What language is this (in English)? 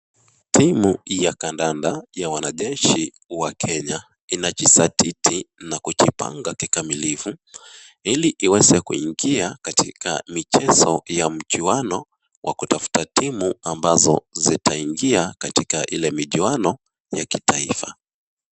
Swahili